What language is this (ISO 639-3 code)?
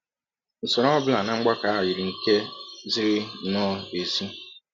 ibo